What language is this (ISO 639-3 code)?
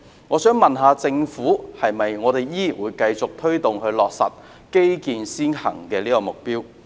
yue